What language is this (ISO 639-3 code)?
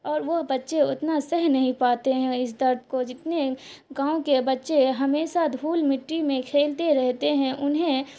urd